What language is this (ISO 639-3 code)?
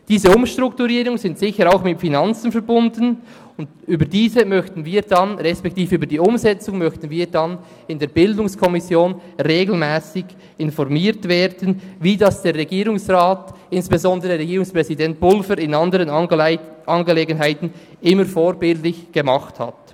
gsw